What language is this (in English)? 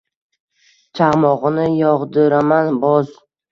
Uzbek